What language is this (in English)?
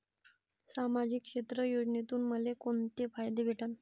Marathi